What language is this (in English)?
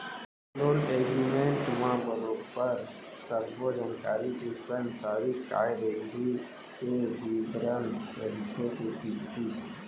Chhattisgarhi